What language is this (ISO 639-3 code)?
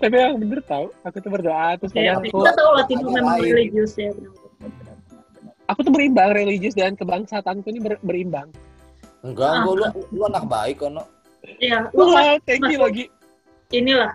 ind